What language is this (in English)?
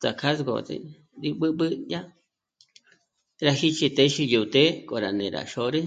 Michoacán Mazahua